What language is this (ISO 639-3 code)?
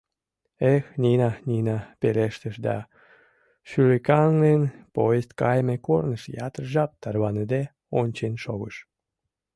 chm